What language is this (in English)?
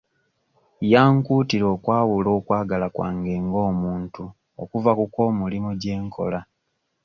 Ganda